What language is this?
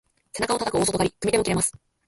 Japanese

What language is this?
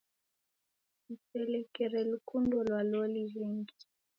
Taita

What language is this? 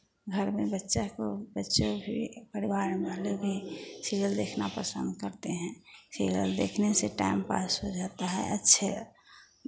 Hindi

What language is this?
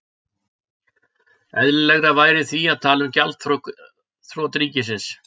Icelandic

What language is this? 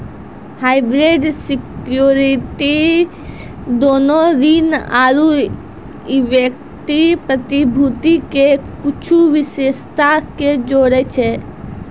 Maithili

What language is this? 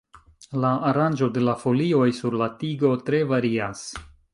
Esperanto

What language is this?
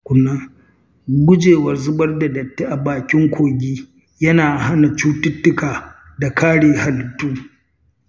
Hausa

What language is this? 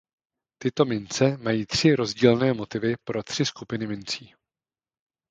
Czech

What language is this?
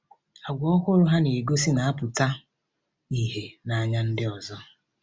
Igbo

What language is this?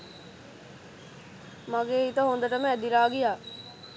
Sinhala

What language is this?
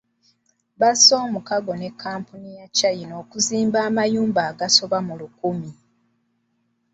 Ganda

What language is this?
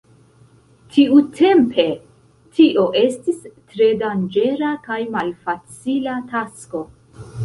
Esperanto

